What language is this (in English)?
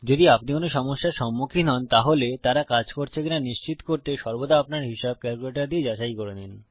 Bangla